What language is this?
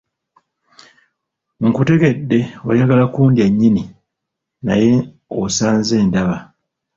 Ganda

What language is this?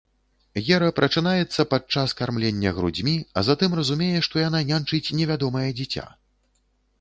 Belarusian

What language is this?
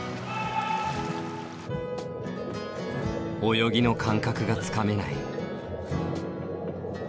Japanese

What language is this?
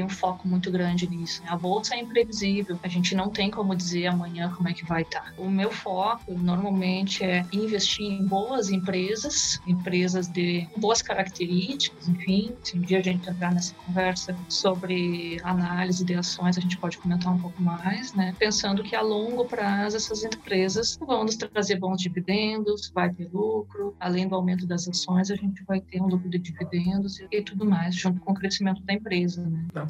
Portuguese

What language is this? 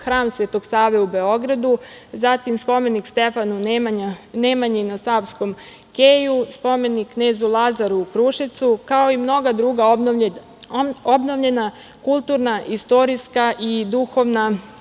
Serbian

